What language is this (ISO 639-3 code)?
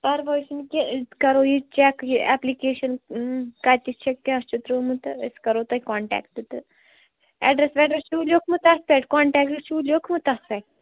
kas